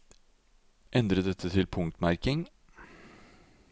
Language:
Norwegian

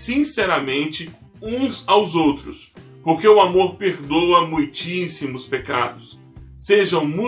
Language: Portuguese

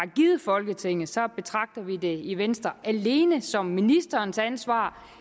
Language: Danish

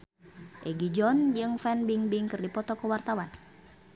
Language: Sundanese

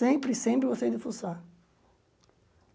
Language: Portuguese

